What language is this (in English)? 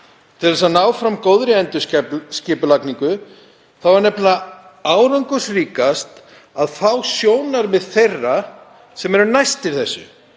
Icelandic